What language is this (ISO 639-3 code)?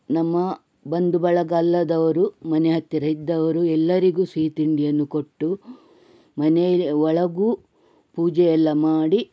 kan